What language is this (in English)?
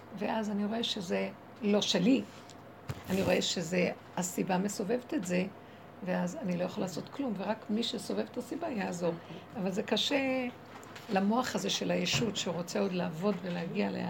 Hebrew